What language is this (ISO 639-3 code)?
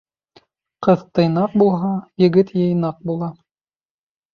bak